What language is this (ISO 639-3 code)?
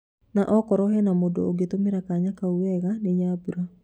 kik